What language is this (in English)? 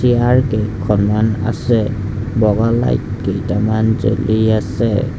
Assamese